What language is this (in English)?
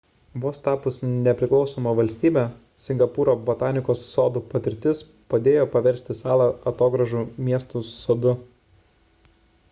Lithuanian